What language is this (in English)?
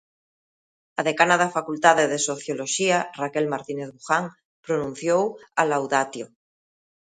Galician